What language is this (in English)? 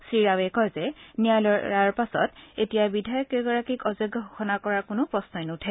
Assamese